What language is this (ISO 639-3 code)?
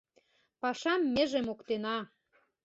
chm